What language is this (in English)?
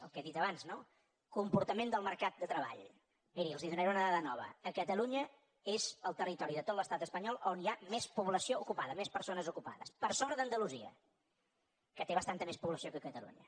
Catalan